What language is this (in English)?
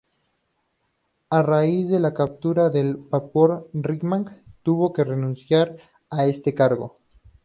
Spanish